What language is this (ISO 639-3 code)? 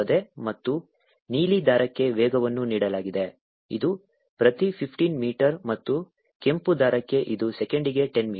kan